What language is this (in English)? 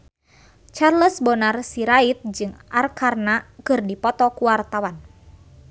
Sundanese